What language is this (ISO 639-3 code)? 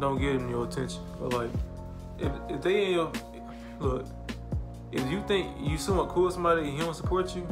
eng